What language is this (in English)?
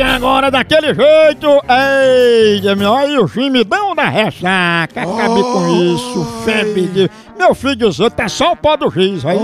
Portuguese